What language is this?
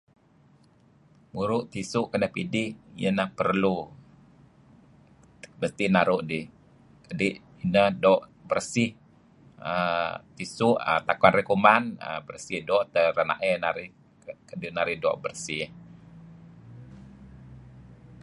Kelabit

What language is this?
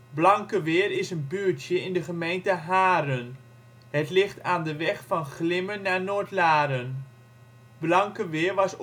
Dutch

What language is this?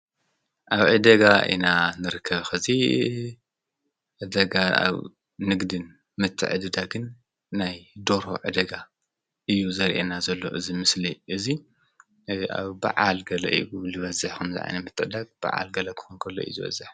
Tigrinya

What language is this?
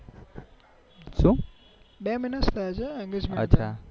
Gujarati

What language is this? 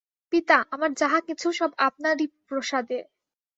Bangla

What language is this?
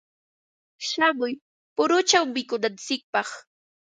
Ambo-Pasco Quechua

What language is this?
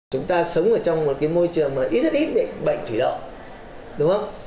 Vietnamese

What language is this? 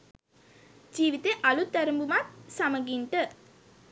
Sinhala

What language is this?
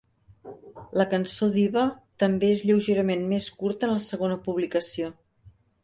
Catalan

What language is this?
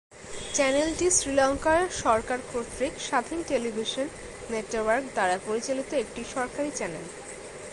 Bangla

